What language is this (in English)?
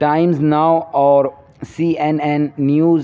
Urdu